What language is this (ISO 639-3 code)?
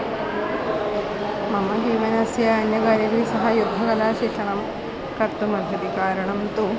san